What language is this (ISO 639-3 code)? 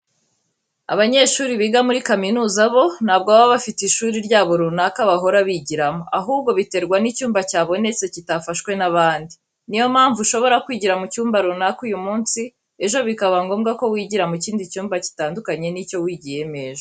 kin